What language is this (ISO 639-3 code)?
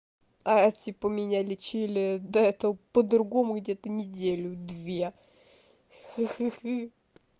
rus